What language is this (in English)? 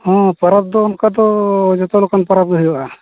Santali